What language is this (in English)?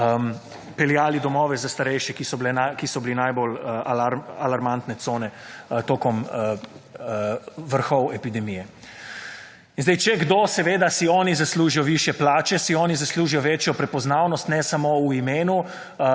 Slovenian